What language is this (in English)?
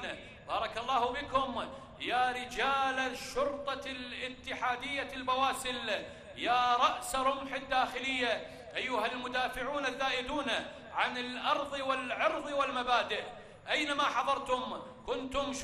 Arabic